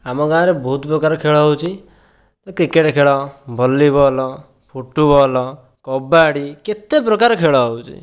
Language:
Odia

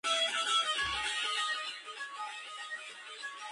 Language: Georgian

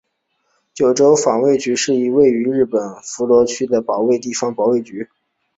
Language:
Chinese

